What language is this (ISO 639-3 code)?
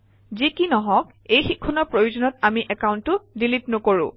asm